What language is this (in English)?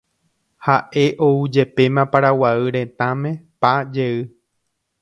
Guarani